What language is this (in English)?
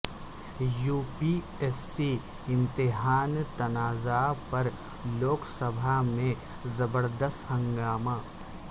Urdu